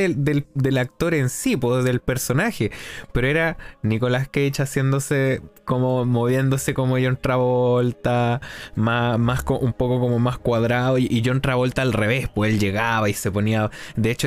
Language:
Spanish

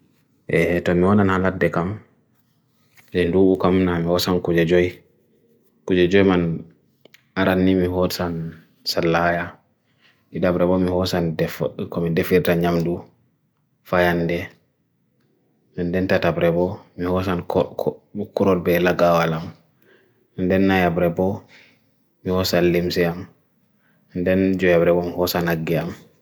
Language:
Bagirmi Fulfulde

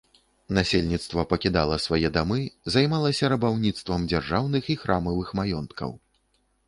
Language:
Belarusian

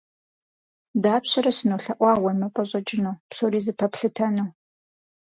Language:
Kabardian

